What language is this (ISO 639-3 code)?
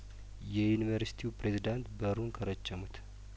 amh